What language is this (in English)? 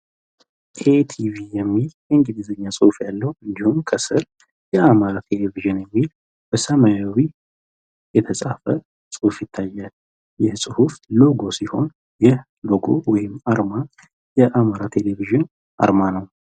Amharic